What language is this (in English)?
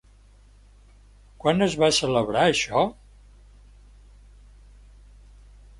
Catalan